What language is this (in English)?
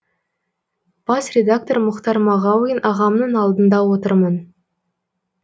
Kazakh